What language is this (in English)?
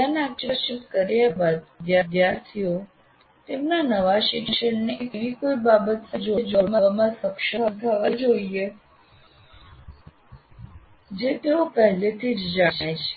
Gujarati